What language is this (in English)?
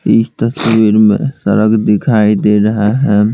Hindi